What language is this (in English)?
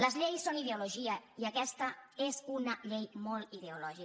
Catalan